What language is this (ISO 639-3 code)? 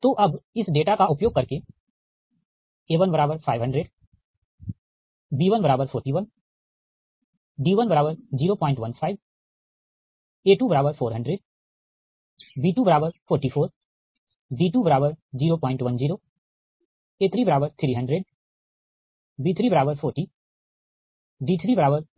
hin